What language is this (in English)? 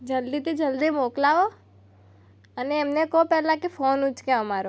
Gujarati